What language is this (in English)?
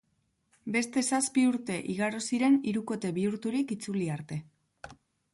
Basque